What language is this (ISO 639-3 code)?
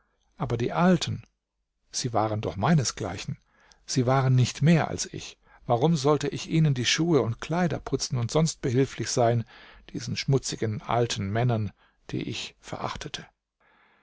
deu